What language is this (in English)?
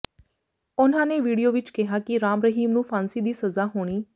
Punjabi